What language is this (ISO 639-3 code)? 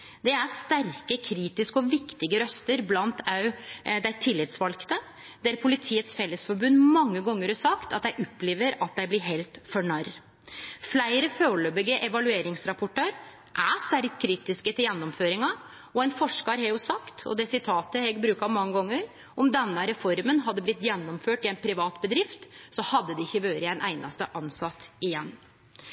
nno